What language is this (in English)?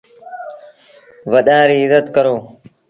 Sindhi Bhil